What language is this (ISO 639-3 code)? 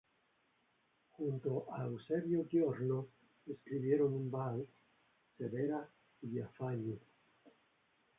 spa